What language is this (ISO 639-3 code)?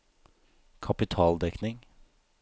nor